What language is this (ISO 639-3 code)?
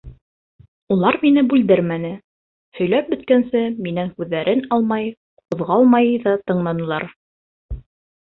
bak